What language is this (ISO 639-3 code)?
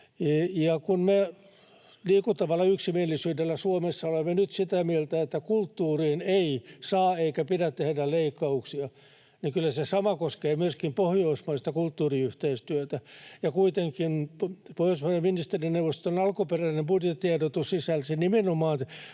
fin